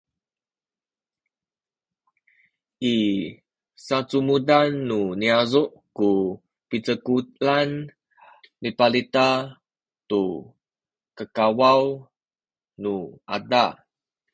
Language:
Sakizaya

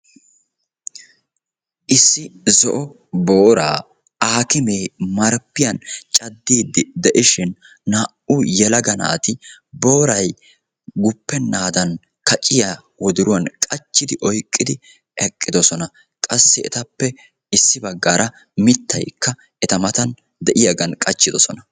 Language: Wolaytta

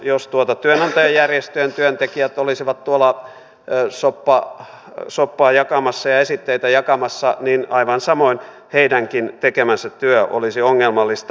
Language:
Finnish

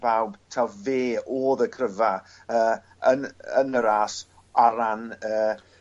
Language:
Welsh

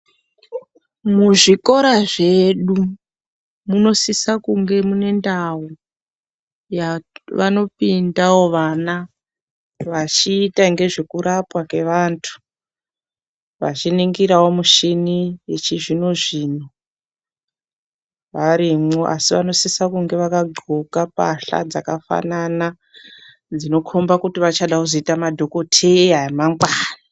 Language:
Ndau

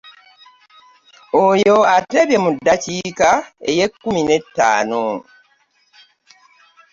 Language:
Ganda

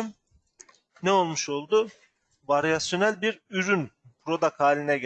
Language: Turkish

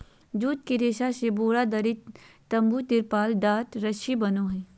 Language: Magahi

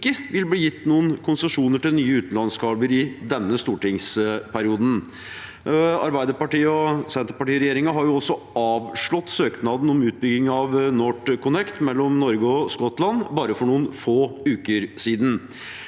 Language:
Norwegian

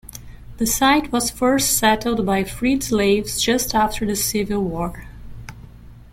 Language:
English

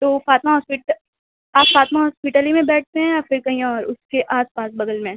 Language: Urdu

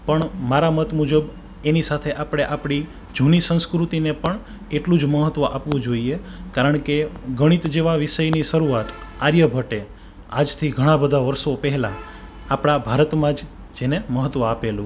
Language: Gujarati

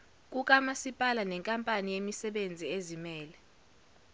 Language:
Zulu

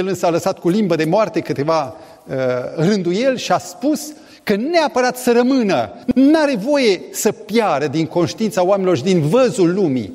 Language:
Romanian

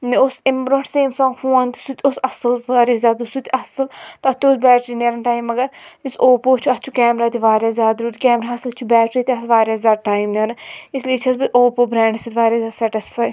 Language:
Kashmiri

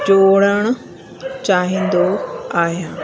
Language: Sindhi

